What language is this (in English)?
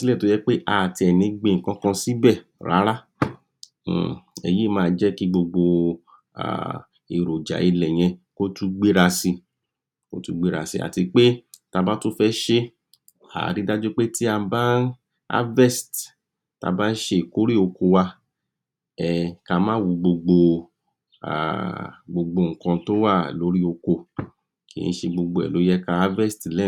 Yoruba